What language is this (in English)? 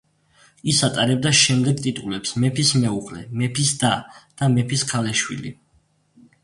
Georgian